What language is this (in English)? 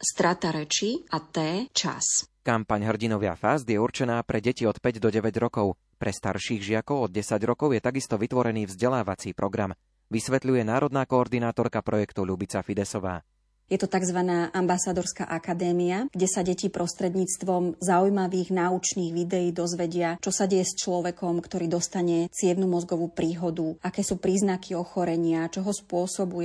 Slovak